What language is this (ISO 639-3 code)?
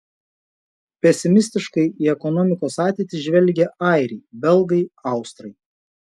lit